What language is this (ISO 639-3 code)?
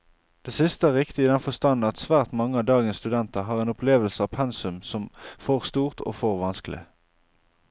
nor